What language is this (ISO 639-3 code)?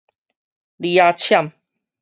nan